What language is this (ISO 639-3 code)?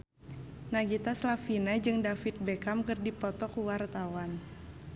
sun